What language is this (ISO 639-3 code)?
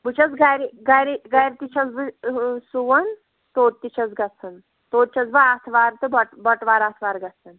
kas